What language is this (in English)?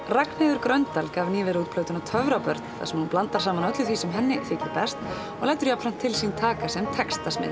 Icelandic